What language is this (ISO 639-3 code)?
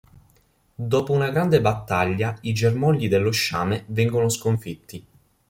ita